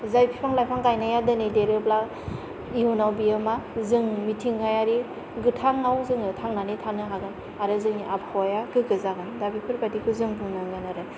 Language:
Bodo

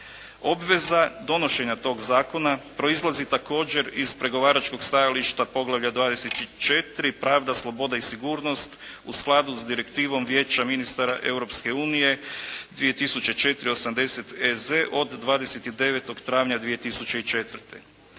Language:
Croatian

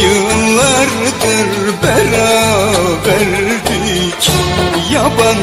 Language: Arabic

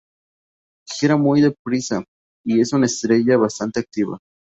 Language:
Spanish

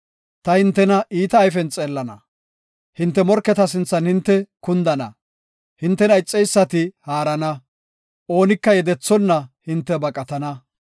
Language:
Gofa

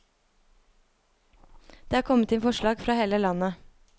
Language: Norwegian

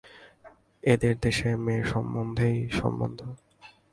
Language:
Bangla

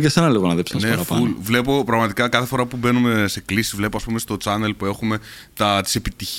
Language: Greek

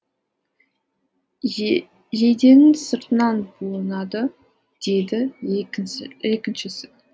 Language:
Kazakh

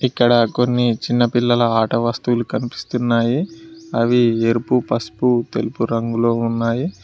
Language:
Telugu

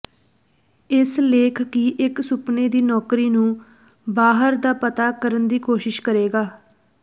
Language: Punjabi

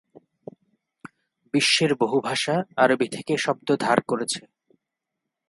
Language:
Bangla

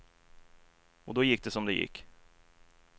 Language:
Swedish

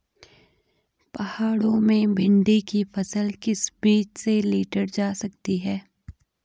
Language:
Hindi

